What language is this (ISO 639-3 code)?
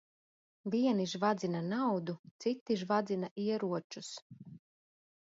lav